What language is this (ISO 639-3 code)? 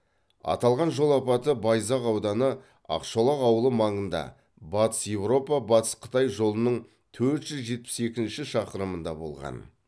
kaz